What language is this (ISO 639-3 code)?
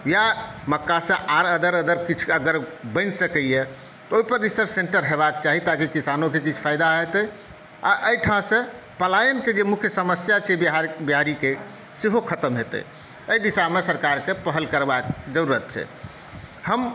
mai